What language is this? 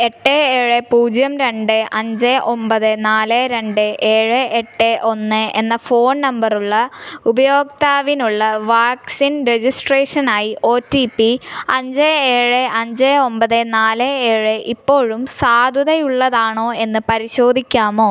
Malayalam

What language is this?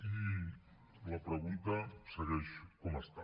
Catalan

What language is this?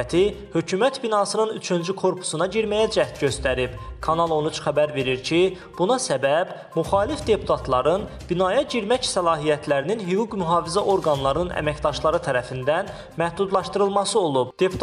Turkish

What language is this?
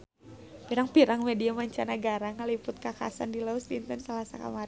Sundanese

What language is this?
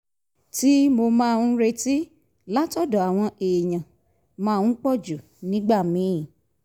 Yoruba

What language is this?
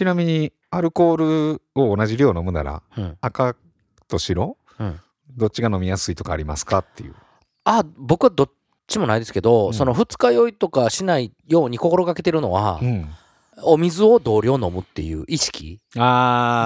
Japanese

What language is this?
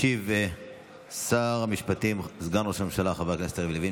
Hebrew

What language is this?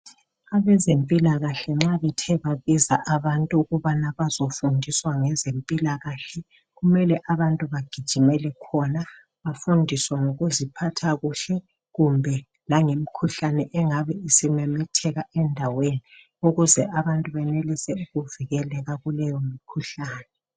North Ndebele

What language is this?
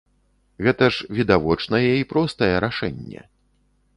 Belarusian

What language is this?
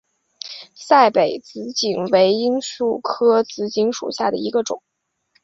Chinese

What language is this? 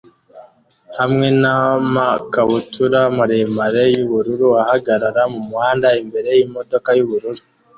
Kinyarwanda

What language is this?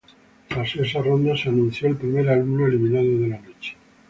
Spanish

